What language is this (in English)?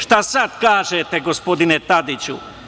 Serbian